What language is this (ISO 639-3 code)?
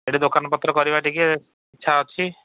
ori